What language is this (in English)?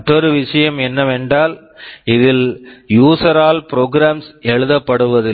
Tamil